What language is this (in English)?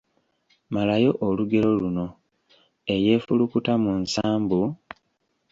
Ganda